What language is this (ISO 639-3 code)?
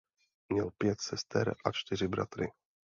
ces